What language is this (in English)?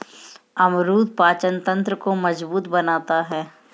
Hindi